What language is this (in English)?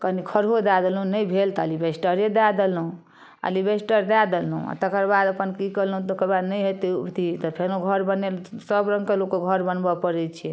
Maithili